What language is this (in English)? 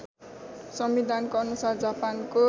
Nepali